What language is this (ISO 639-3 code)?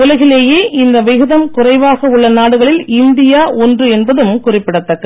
tam